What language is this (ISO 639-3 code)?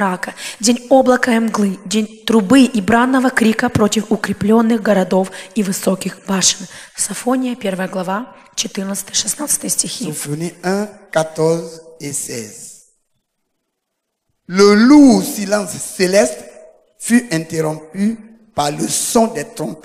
rus